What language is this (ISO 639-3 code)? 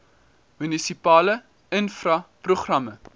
afr